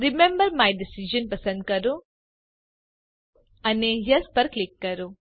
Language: Gujarati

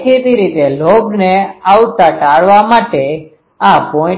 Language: Gujarati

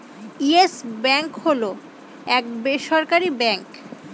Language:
Bangla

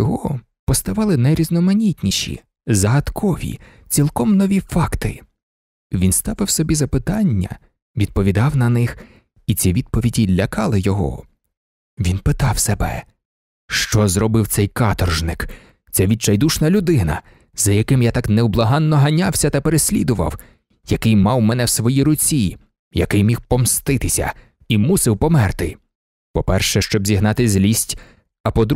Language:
Ukrainian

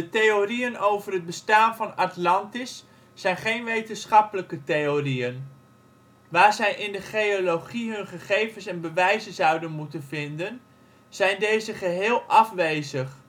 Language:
Dutch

